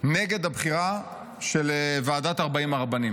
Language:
Hebrew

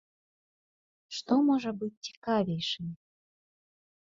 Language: Belarusian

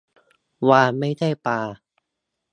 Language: Thai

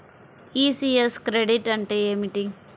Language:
Telugu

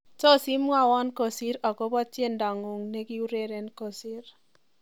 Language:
Kalenjin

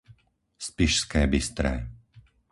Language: Slovak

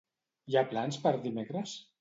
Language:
Catalan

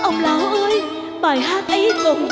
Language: Vietnamese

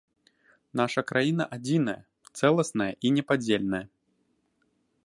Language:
Belarusian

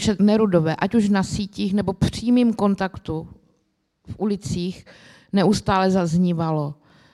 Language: Czech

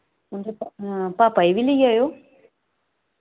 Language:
Dogri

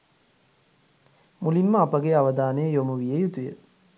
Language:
Sinhala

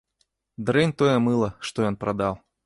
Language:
Belarusian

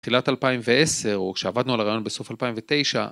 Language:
Hebrew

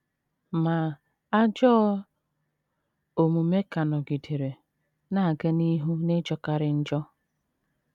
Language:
Igbo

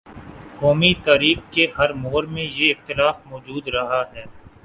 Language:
Urdu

